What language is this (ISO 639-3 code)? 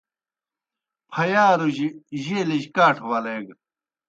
plk